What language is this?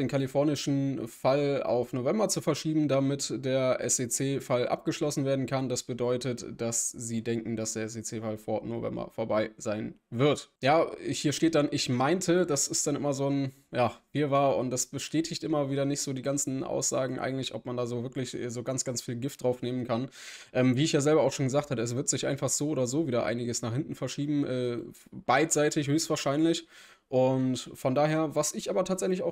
German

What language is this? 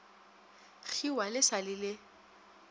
Northern Sotho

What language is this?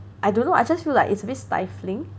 English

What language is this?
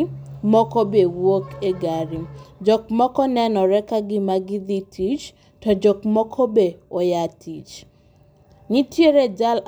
Luo (Kenya and Tanzania)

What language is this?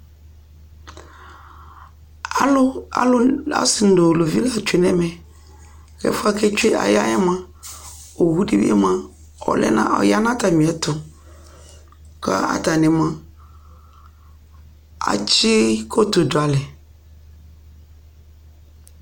Ikposo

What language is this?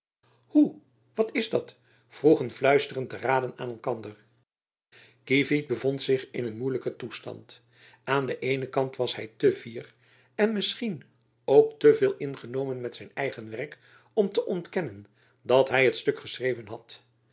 Dutch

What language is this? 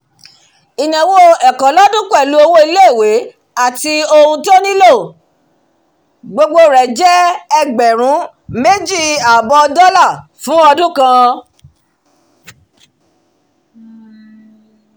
Yoruba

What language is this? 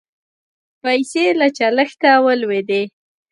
Pashto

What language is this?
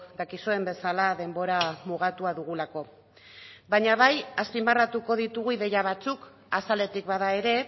Basque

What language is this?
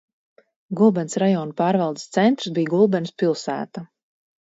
Latvian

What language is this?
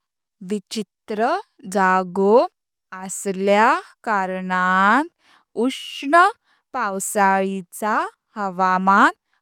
Konkani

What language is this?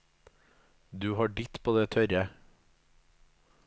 Norwegian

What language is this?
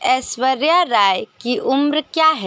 Hindi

